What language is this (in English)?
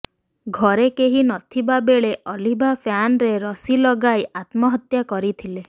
Odia